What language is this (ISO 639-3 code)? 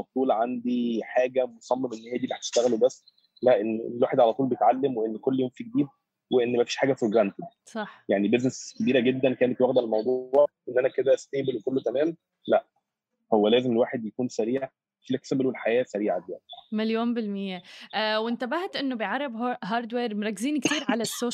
ara